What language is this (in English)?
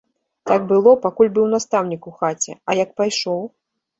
Belarusian